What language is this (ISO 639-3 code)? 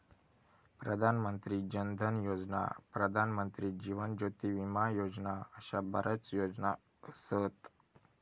mar